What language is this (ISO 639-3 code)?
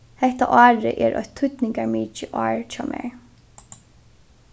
fao